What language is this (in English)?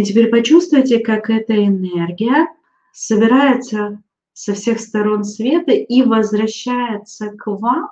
Russian